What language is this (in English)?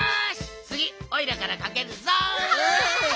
Japanese